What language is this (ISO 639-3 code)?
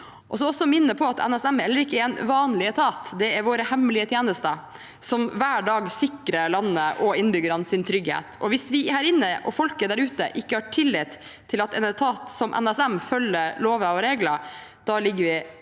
nor